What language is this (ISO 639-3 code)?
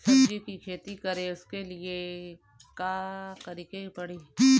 bho